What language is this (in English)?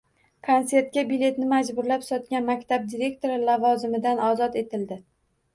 Uzbek